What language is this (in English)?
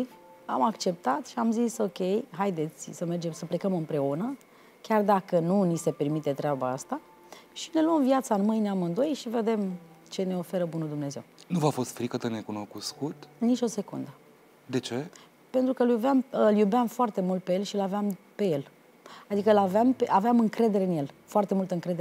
Romanian